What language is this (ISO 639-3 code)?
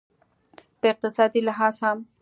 pus